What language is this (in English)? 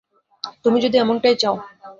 Bangla